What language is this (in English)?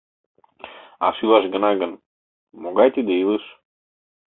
Mari